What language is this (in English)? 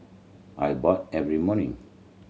English